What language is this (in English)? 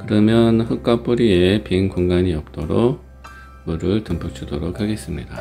Korean